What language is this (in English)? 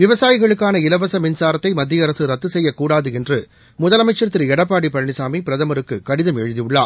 Tamil